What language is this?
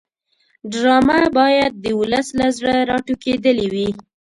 Pashto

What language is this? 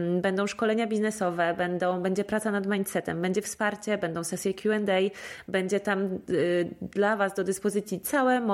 Polish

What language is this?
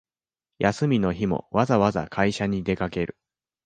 Japanese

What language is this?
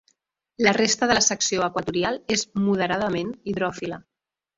Catalan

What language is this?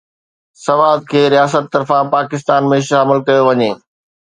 Sindhi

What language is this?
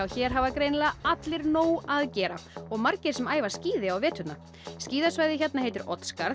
Icelandic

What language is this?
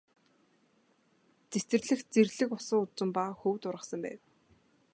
Mongolian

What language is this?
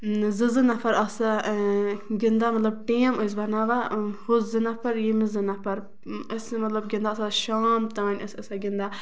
Kashmiri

